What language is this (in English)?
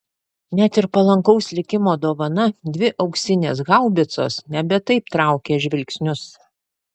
Lithuanian